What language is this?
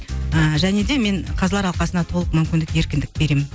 Kazakh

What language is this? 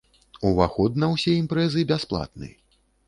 Belarusian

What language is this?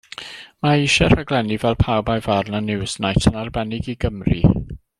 Welsh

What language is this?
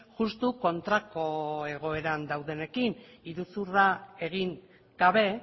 Basque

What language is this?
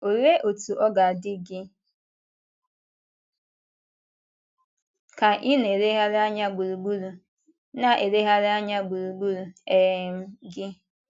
Igbo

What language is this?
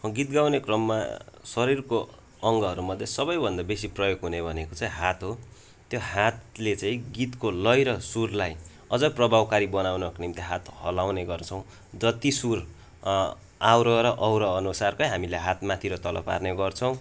Nepali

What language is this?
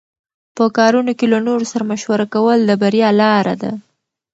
Pashto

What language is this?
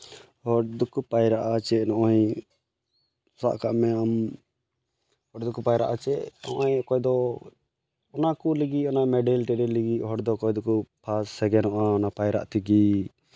Santali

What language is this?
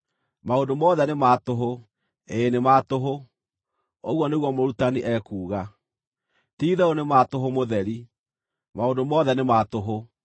Kikuyu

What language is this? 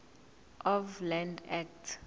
Zulu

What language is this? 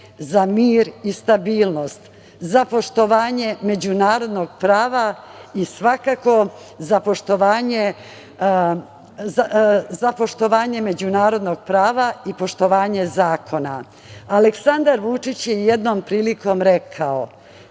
Serbian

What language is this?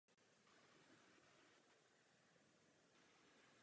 Czech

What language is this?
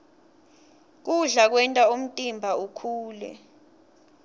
Swati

